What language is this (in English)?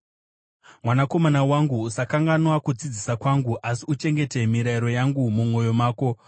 Shona